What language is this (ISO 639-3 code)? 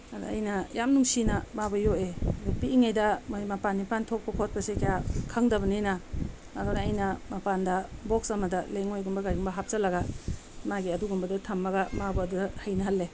mni